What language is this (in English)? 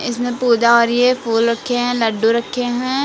Hindi